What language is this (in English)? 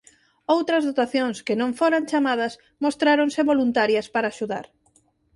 Galician